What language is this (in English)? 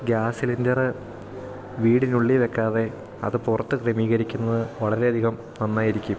Malayalam